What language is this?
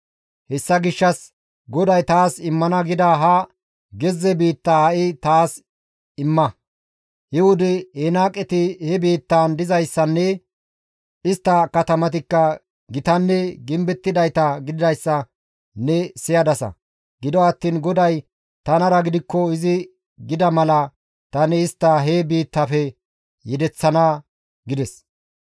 Gamo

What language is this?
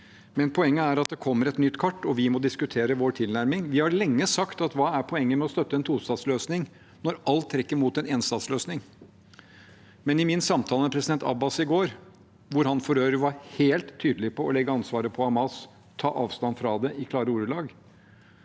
Norwegian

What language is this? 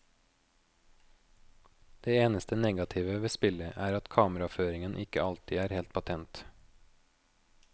Norwegian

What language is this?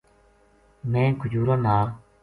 Gujari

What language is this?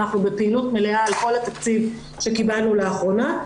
Hebrew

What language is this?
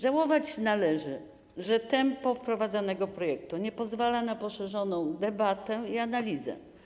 Polish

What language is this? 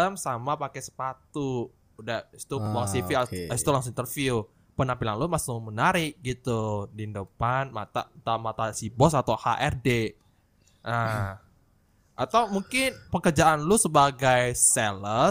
Indonesian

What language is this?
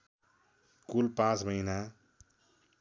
Nepali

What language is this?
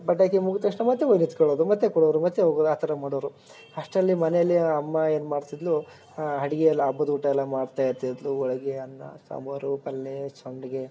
Kannada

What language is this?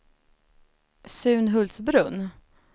Swedish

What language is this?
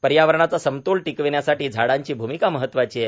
Marathi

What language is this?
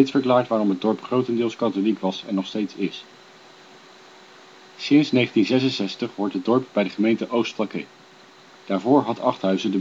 Dutch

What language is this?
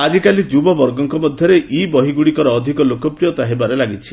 Odia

